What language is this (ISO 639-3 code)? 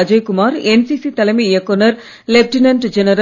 tam